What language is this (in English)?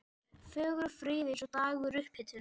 Icelandic